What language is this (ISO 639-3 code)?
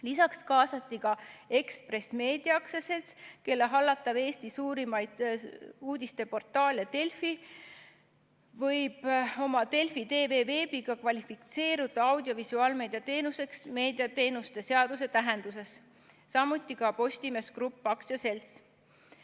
est